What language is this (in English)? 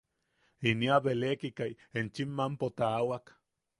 Yaqui